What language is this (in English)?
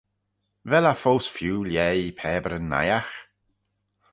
Manx